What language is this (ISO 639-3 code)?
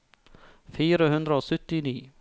nor